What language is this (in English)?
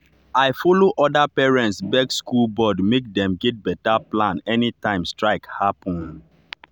Nigerian Pidgin